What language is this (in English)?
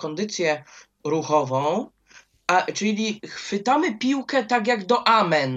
Polish